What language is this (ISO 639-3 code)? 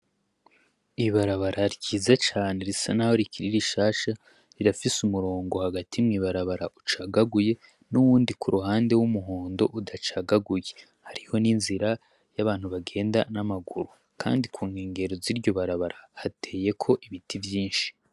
run